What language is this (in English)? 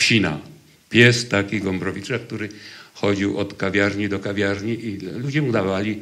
Polish